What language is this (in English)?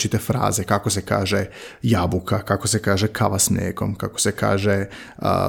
Croatian